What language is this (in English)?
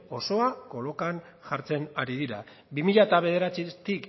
Basque